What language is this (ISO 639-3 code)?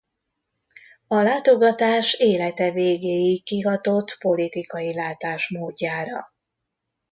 hun